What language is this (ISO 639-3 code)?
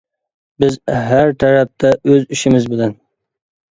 uig